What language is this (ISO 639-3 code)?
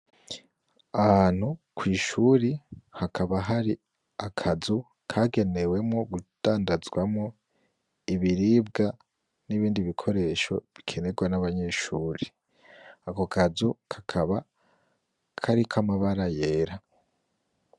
run